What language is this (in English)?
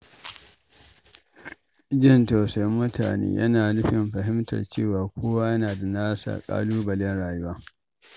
Hausa